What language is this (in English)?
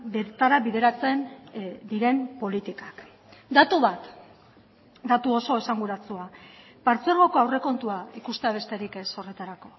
Basque